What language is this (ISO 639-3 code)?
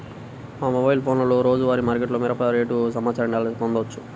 tel